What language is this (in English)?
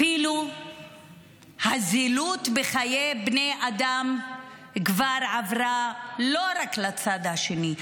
Hebrew